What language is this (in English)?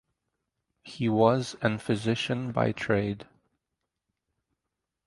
English